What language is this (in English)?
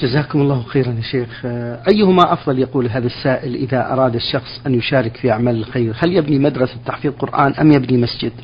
Arabic